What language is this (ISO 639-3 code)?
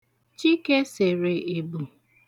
ibo